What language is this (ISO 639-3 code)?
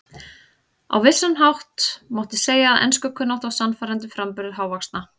isl